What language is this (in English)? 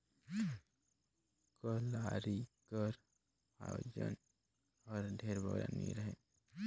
Chhattisgarhi